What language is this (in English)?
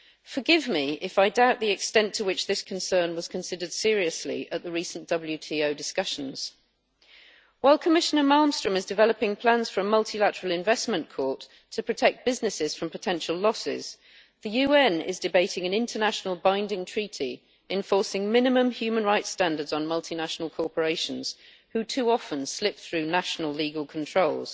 English